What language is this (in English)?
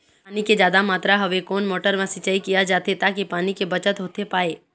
Chhattisgarhi